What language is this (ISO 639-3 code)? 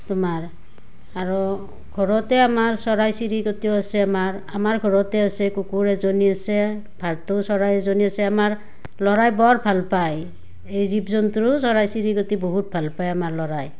asm